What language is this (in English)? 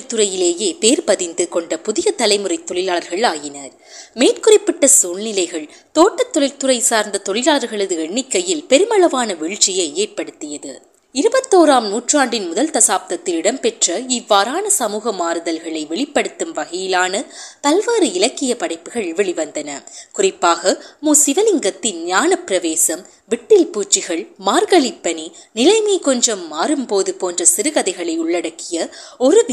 Tamil